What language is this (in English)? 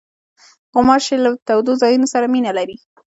Pashto